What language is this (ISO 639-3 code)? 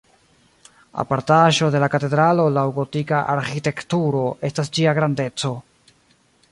epo